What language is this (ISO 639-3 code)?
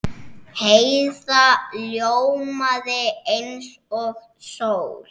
isl